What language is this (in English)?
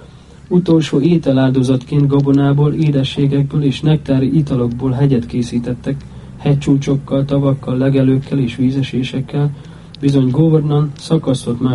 Hungarian